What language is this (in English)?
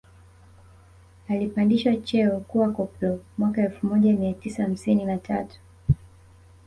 Swahili